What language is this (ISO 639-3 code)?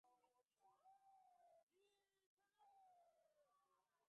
swa